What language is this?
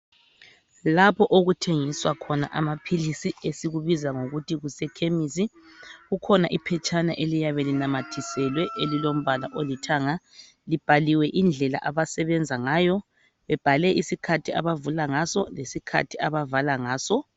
North Ndebele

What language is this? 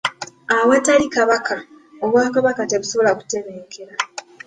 Ganda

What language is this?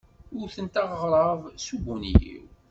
Kabyle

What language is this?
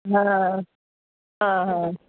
Sindhi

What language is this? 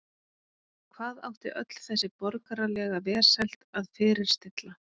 Icelandic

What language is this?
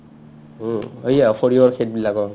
Assamese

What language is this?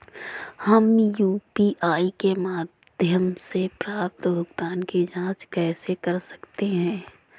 Hindi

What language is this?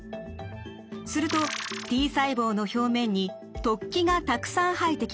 Japanese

